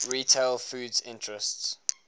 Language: English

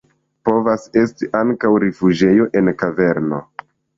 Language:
Esperanto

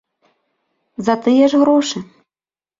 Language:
Belarusian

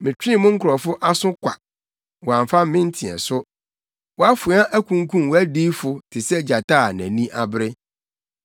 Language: Akan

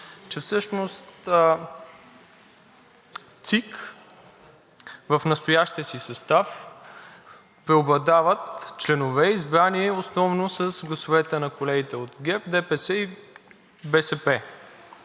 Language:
Bulgarian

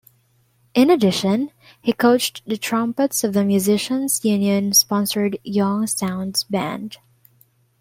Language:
English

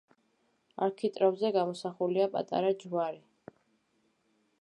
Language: Georgian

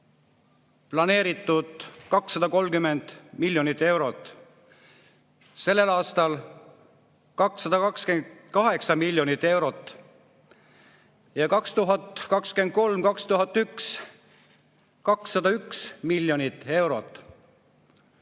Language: Estonian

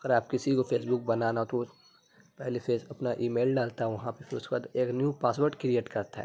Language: Urdu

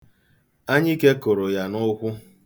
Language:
Igbo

